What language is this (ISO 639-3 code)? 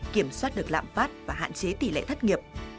vie